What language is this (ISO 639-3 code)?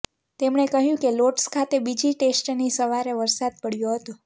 guj